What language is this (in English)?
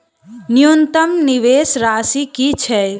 Maithili